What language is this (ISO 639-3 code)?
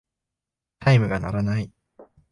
jpn